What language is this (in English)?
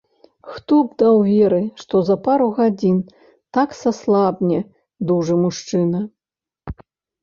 Belarusian